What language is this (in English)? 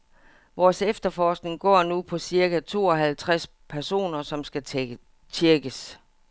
Danish